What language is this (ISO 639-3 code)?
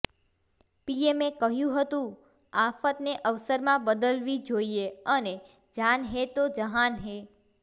guj